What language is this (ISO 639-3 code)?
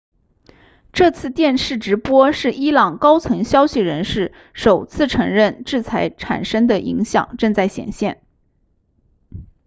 zho